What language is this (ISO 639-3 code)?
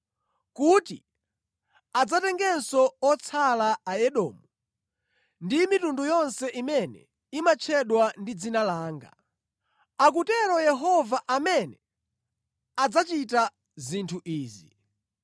nya